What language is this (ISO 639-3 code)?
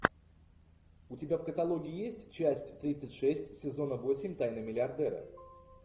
rus